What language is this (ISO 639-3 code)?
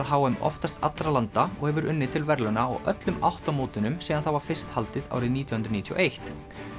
isl